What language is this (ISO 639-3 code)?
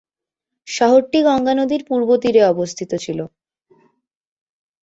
ben